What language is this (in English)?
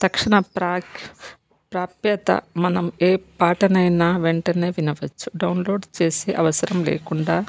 Telugu